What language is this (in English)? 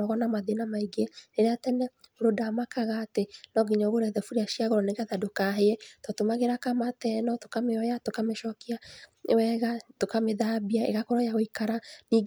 Kikuyu